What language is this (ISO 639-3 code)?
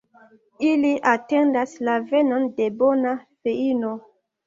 epo